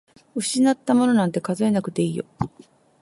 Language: Japanese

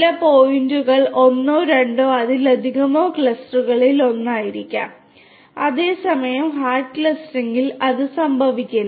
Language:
Malayalam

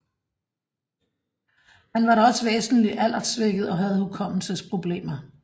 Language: Danish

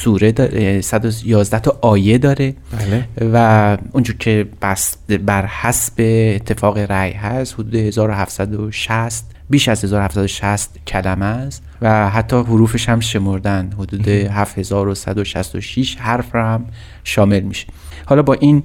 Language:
Persian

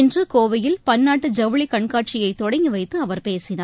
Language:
Tamil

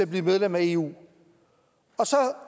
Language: Danish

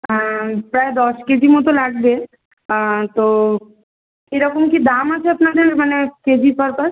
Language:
Bangla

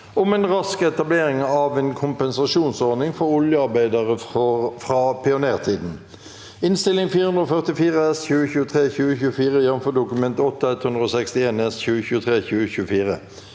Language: Norwegian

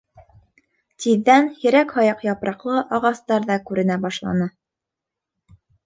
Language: Bashkir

